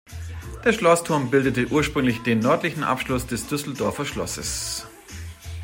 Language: German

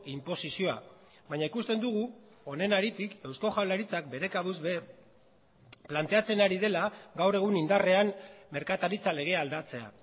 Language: Basque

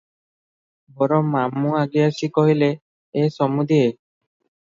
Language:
Odia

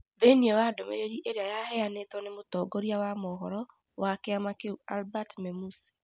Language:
Kikuyu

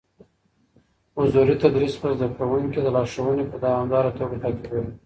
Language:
Pashto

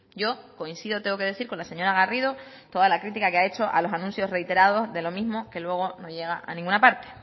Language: Spanish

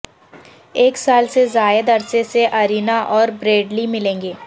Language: Urdu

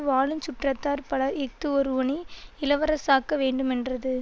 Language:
Tamil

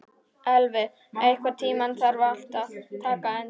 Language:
Icelandic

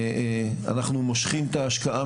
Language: Hebrew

